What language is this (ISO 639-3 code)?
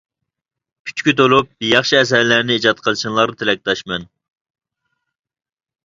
uig